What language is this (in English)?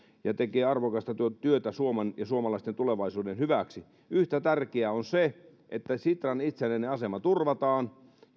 Finnish